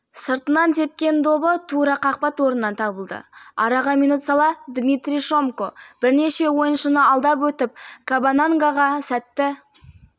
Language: Kazakh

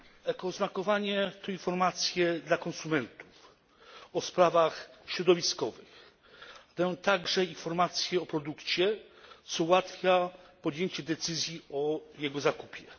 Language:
Polish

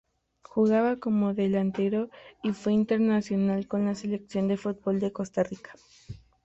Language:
Spanish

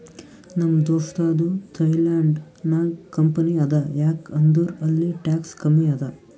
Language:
Kannada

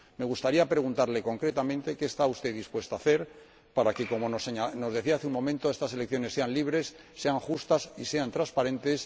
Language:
Spanish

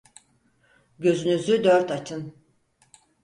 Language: Turkish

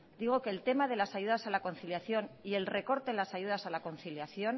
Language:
Spanish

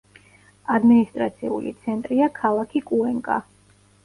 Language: Georgian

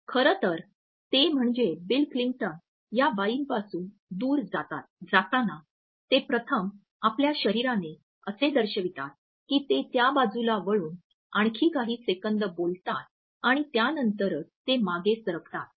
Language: Marathi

